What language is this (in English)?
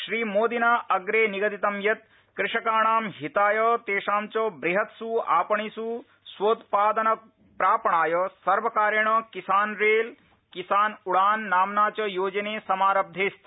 Sanskrit